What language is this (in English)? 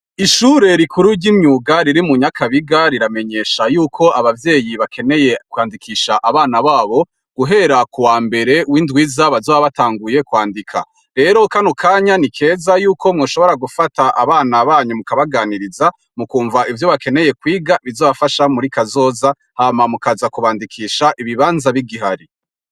Rundi